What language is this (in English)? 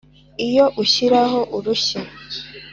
Kinyarwanda